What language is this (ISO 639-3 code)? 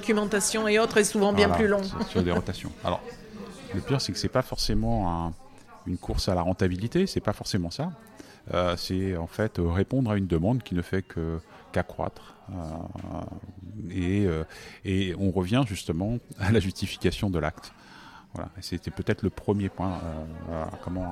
fra